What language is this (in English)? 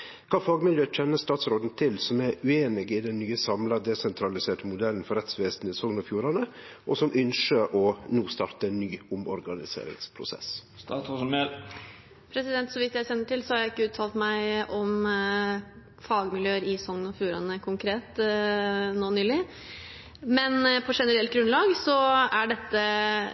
Norwegian